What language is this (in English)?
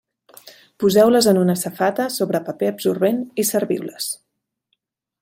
Catalan